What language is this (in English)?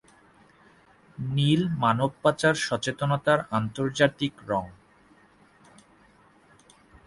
Bangla